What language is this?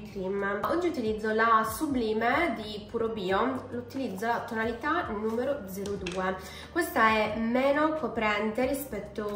Italian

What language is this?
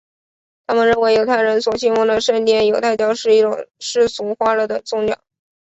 Chinese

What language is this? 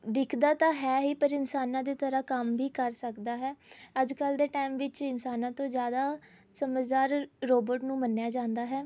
Punjabi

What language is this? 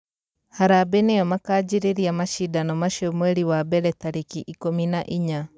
Kikuyu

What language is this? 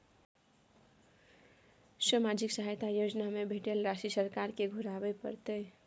Maithili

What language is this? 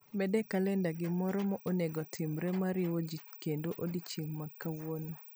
Luo (Kenya and Tanzania)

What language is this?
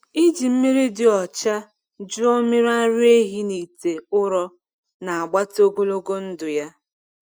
Igbo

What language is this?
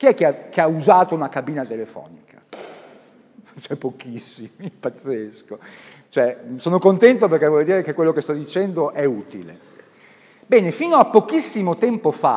Italian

